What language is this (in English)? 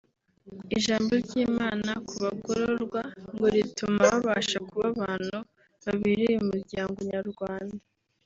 Kinyarwanda